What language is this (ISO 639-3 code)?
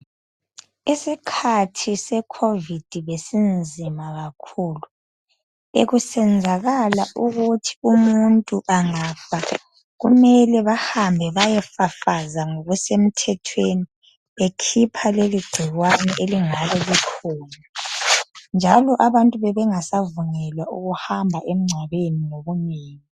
nde